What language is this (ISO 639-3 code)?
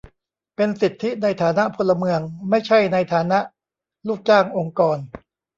tha